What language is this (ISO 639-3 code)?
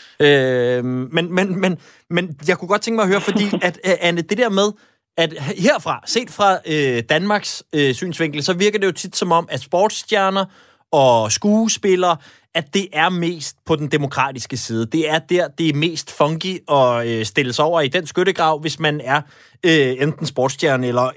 dan